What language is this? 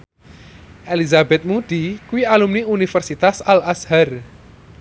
Javanese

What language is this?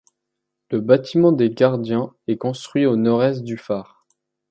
French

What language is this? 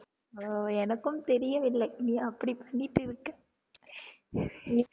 Tamil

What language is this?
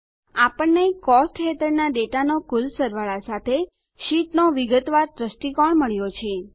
Gujarati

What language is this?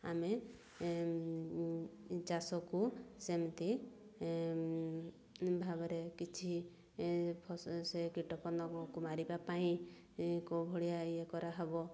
Odia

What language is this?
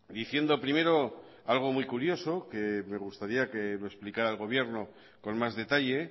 Spanish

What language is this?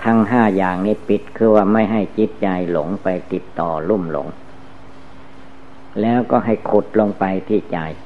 Thai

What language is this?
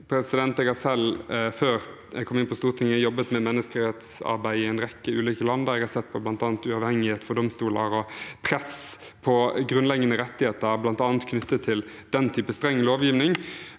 Norwegian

